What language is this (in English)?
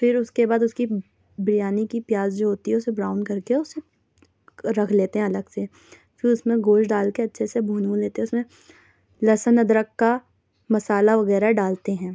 Urdu